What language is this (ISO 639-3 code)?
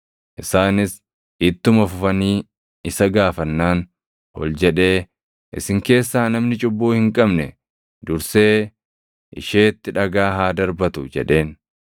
orm